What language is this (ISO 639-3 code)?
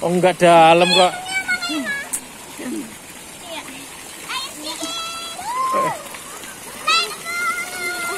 ind